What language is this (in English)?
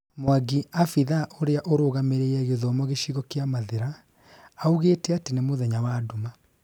Kikuyu